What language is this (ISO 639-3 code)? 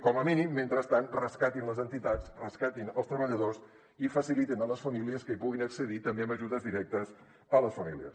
cat